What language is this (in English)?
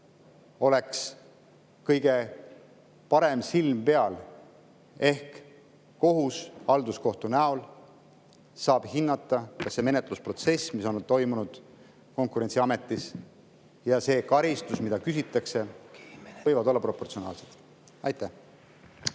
Estonian